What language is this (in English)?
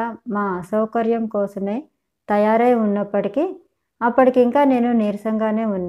Telugu